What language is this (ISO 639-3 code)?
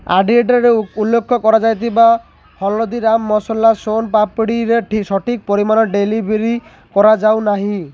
ori